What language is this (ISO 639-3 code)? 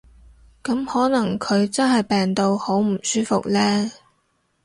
yue